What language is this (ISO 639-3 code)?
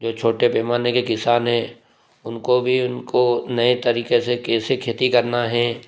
hin